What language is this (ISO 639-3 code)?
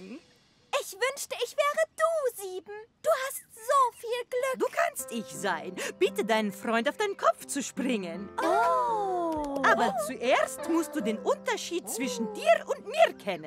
deu